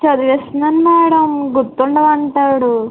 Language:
Telugu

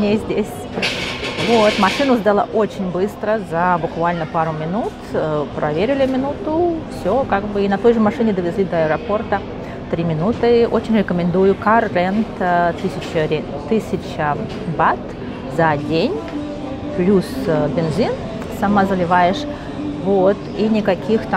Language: Russian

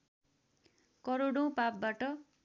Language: Nepali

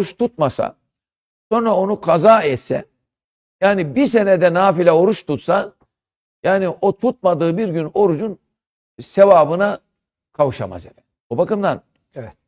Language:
Turkish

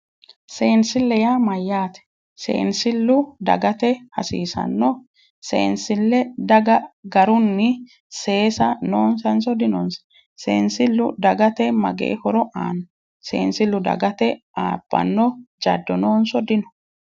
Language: Sidamo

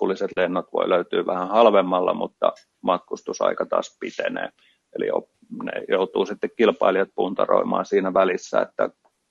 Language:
Finnish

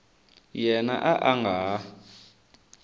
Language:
Tsonga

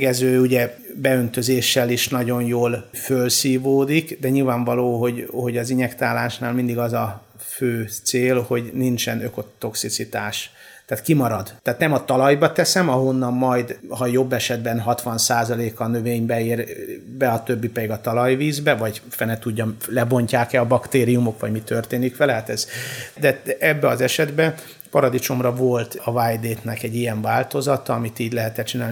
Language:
Hungarian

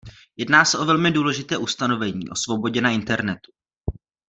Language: Czech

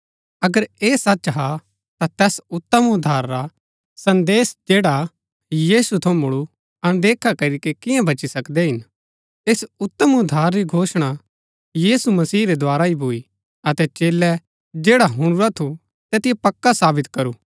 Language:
Gaddi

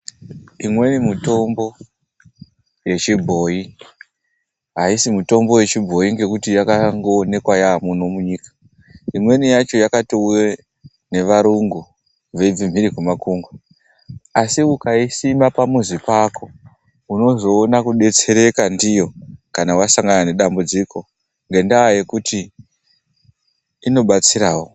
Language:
Ndau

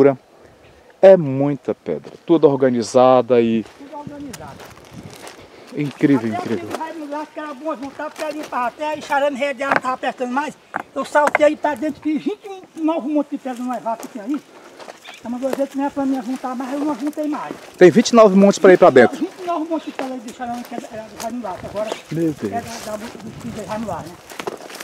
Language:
Portuguese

